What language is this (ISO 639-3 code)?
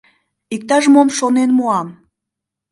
chm